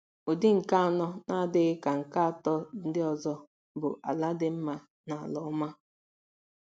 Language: Igbo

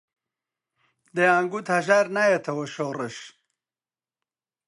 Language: Central Kurdish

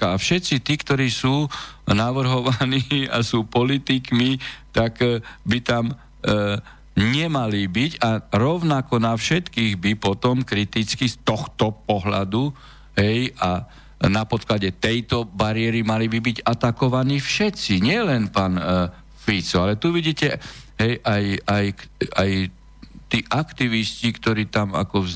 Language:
Slovak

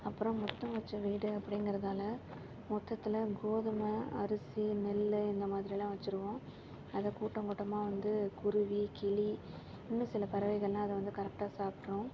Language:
Tamil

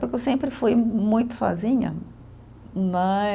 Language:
Portuguese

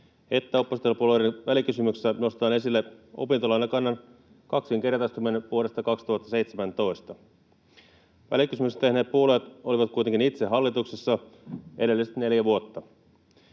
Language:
Finnish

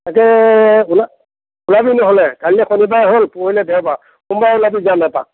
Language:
Assamese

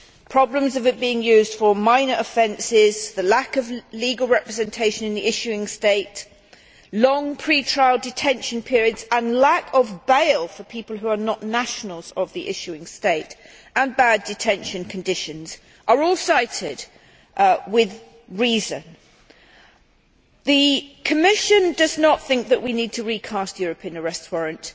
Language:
English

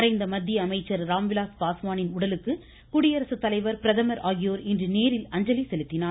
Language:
Tamil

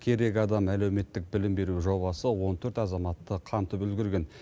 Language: Kazakh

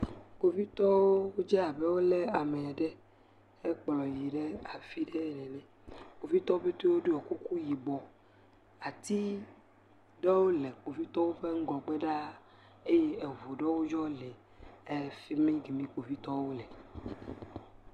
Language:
Ewe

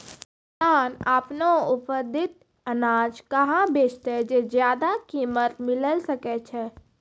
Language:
Maithili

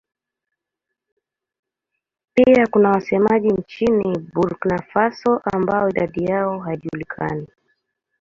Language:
Swahili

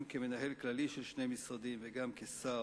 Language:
Hebrew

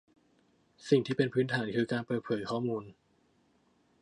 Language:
Thai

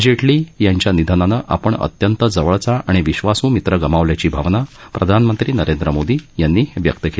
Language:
Marathi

